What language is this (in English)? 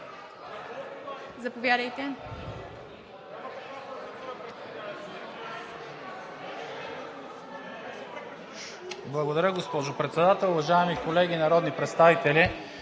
Bulgarian